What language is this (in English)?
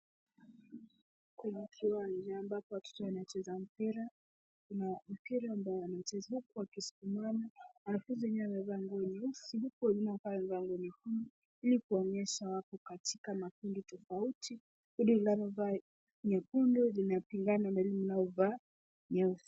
Swahili